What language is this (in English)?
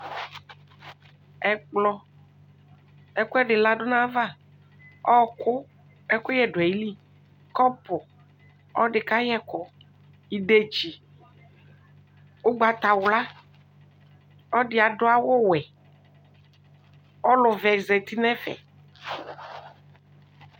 Ikposo